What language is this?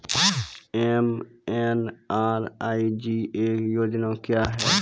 Maithili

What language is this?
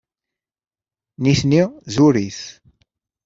Kabyle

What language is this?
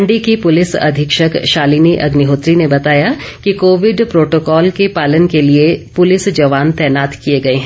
Hindi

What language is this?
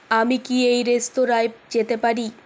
Bangla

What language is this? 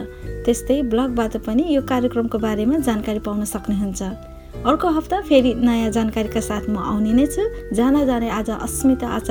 Japanese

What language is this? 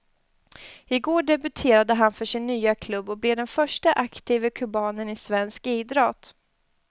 Swedish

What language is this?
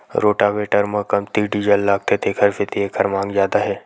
Chhattisgarhi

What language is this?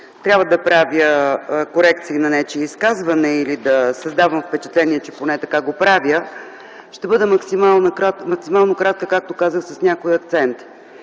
Bulgarian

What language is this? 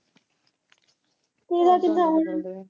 Punjabi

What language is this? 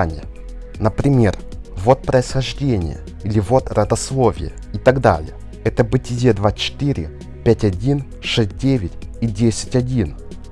Russian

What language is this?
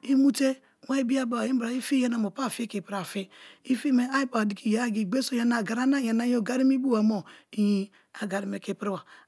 Kalabari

